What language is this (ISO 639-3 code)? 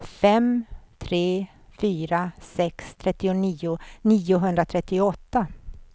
swe